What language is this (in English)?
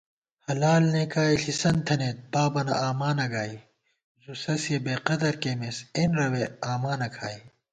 Gawar-Bati